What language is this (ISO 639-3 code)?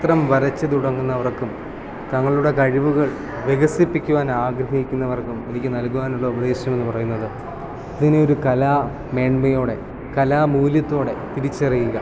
mal